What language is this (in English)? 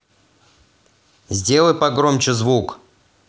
Russian